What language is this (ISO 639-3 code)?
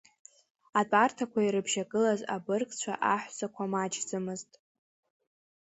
abk